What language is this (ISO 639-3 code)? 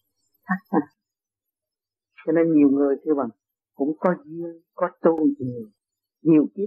vie